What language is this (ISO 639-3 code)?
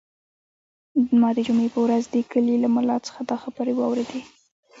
pus